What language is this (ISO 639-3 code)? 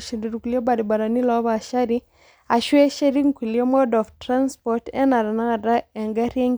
mas